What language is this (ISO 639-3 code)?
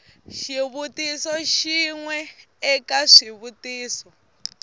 tso